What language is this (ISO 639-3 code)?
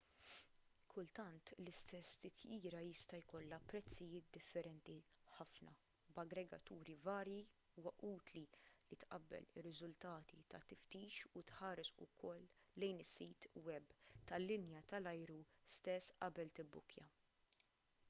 mlt